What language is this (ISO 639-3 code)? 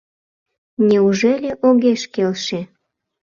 chm